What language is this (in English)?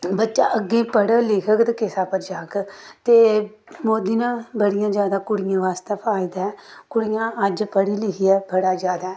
Dogri